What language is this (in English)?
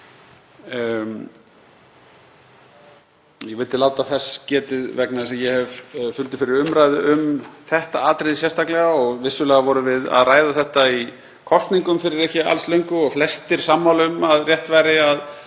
Icelandic